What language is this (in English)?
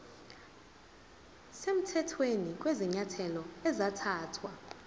Zulu